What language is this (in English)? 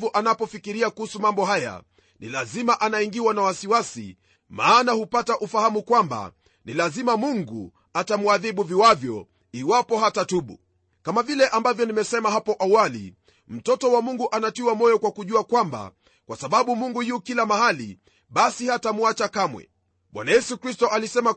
Swahili